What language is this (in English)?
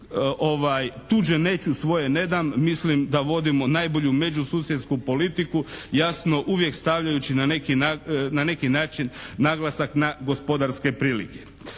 Croatian